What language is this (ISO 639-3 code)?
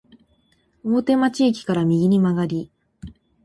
jpn